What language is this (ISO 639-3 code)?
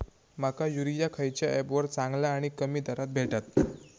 mar